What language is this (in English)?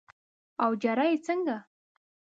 Pashto